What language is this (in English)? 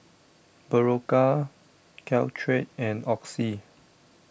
English